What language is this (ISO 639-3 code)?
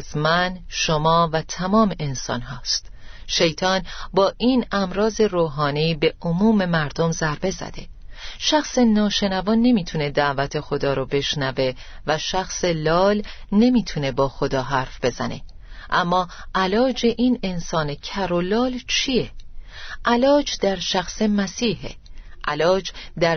fas